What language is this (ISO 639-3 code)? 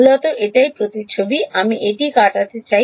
ben